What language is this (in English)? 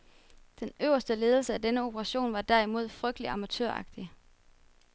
Danish